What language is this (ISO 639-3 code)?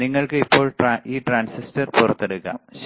mal